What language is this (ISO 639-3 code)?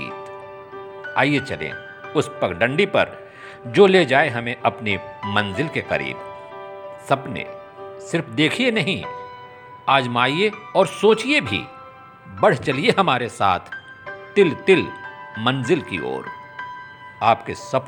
hin